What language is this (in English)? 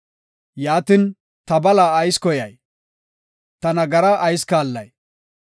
Gofa